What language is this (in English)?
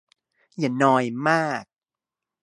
Thai